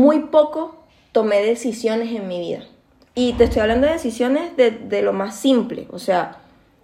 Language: Spanish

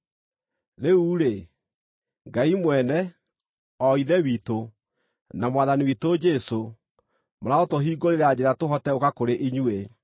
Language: Kikuyu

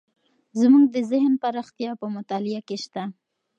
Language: Pashto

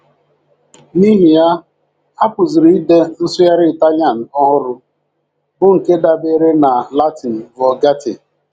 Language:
Igbo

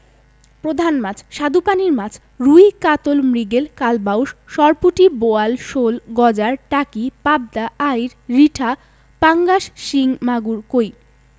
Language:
Bangla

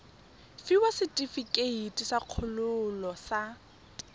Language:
Tswana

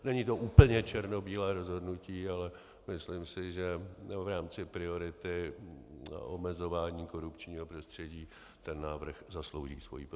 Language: Czech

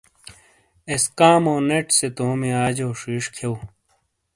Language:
Shina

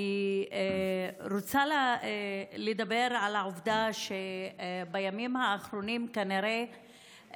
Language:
Hebrew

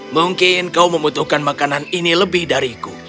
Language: Indonesian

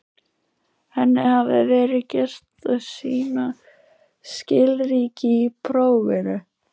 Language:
Icelandic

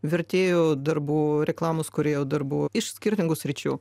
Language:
Lithuanian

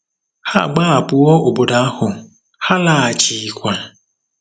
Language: Igbo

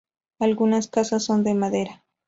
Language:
Spanish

